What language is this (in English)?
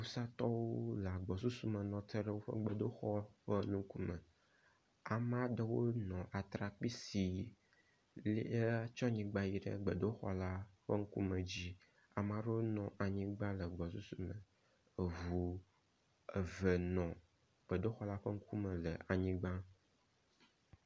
Ewe